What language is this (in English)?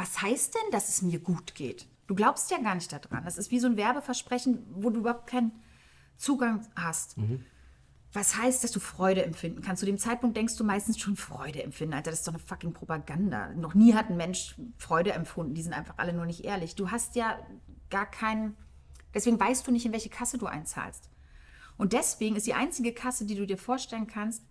German